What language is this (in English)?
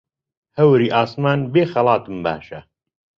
Central Kurdish